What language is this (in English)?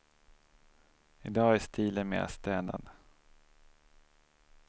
Swedish